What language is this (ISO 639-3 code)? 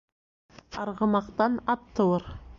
bak